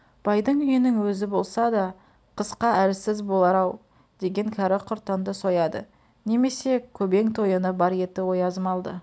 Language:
Kazakh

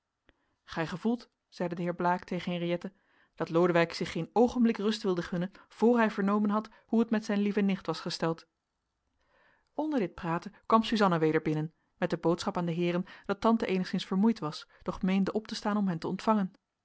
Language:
Dutch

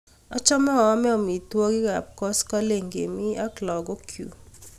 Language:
Kalenjin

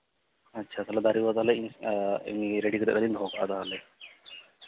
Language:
Santali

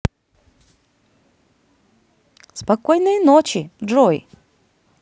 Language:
Russian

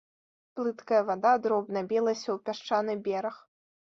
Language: Belarusian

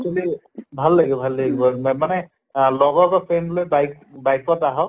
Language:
Assamese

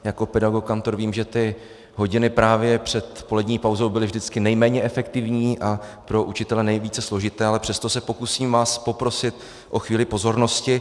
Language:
Czech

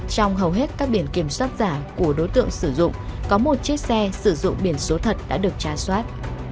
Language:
Vietnamese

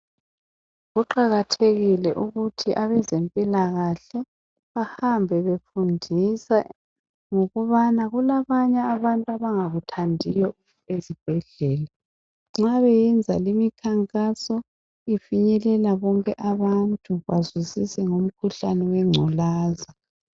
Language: North Ndebele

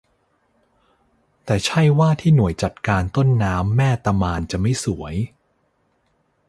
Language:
Thai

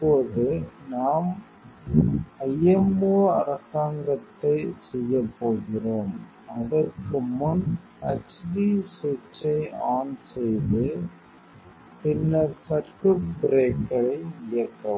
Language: Tamil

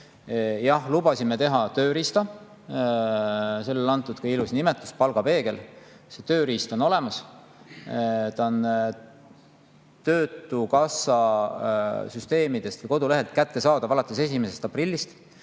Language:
Estonian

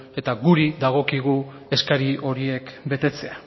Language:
Basque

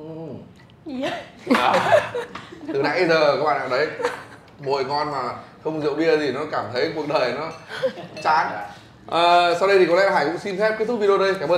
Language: Vietnamese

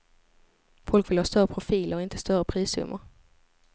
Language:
Swedish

